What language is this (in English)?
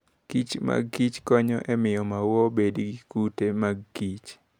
Luo (Kenya and Tanzania)